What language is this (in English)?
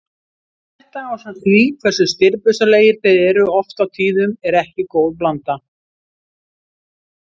Icelandic